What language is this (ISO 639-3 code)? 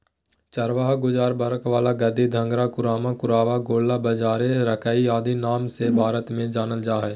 mag